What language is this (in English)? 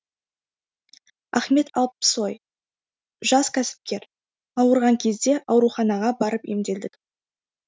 Kazakh